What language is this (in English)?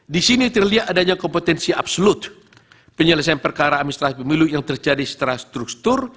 Indonesian